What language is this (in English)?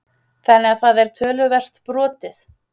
Icelandic